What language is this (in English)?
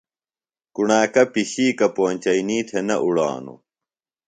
Phalura